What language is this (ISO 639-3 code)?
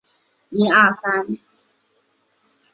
zho